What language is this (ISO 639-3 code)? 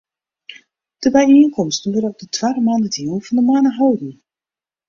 fry